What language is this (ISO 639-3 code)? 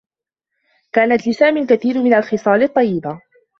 ara